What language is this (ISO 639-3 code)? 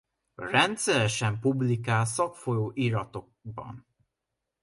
hun